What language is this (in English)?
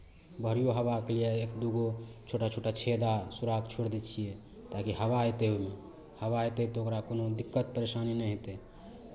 Maithili